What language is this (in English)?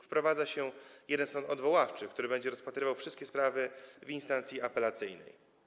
Polish